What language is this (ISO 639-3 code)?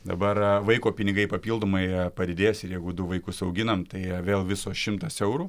lit